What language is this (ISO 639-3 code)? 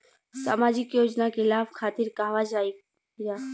bho